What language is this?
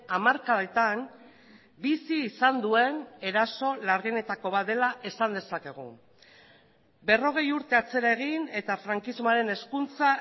Basque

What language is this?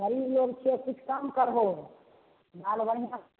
Maithili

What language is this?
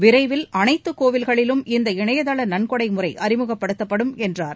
Tamil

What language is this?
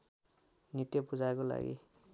Nepali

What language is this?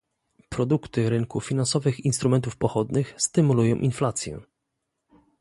Polish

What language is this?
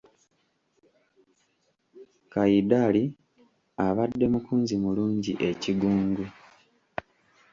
Ganda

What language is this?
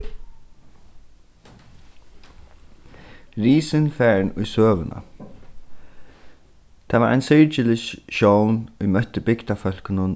Faroese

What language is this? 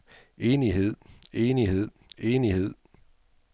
Danish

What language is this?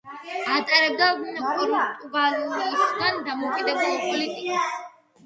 Georgian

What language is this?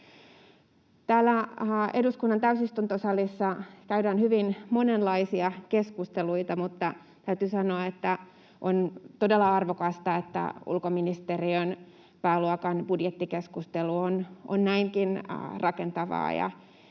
Finnish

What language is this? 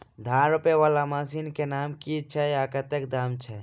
Maithili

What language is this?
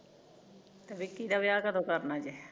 Punjabi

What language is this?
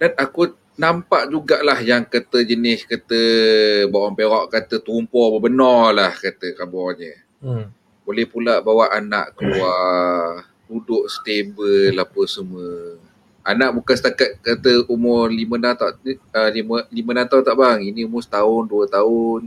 Malay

